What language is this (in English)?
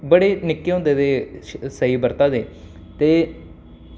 Dogri